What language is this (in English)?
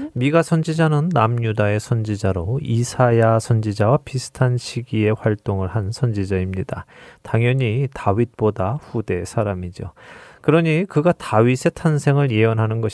Korean